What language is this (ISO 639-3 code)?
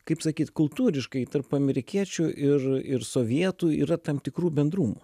lit